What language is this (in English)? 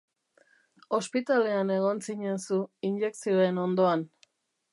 Basque